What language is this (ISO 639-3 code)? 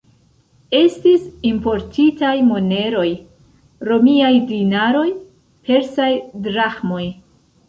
epo